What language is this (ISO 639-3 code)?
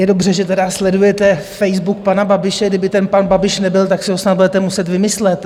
ces